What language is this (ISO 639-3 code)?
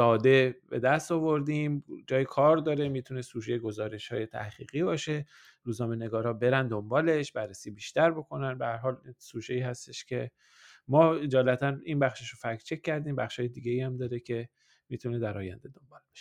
fas